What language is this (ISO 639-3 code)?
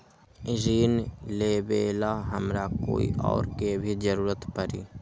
mag